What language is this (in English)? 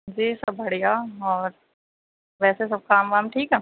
Urdu